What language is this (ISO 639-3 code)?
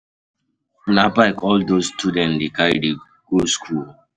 pcm